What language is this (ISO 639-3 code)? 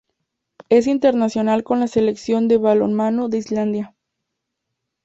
spa